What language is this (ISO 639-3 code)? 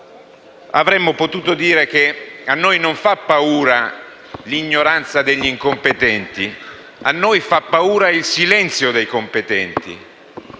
ita